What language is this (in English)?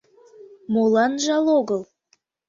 Mari